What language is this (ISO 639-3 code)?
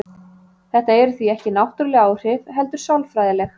isl